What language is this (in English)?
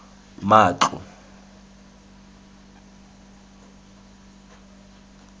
Tswana